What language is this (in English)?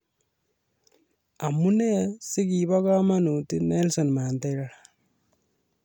Kalenjin